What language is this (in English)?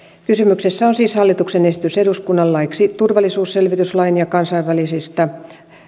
Finnish